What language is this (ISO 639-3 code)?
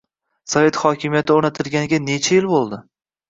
uzb